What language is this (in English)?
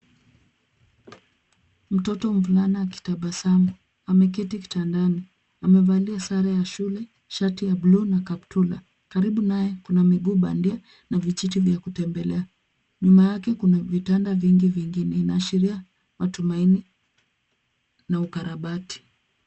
Swahili